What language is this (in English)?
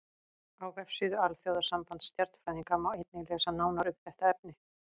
Icelandic